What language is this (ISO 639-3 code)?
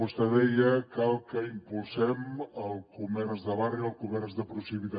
cat